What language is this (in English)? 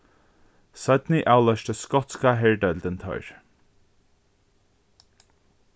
Faroese